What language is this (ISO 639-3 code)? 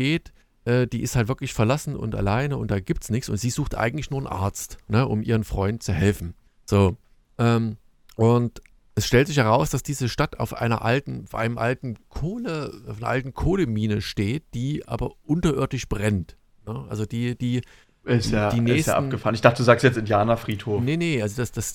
deu